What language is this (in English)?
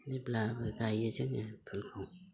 Bodo